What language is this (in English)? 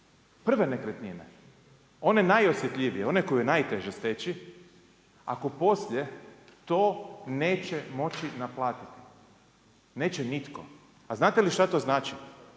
Croatian